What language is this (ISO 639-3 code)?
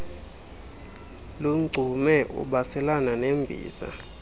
xho